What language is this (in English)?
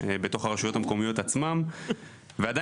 Hebrew